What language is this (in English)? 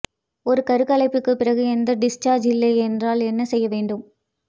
Tamil